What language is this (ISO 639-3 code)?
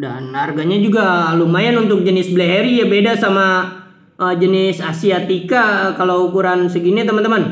ind